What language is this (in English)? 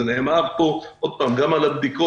Hebrew